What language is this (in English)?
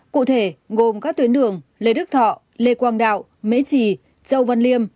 Vietnamese